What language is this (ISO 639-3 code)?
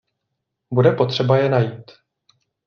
ces